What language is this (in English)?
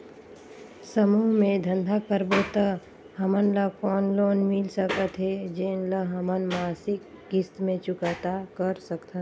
Chhattisgarhi